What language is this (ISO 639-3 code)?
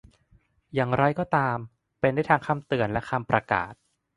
tha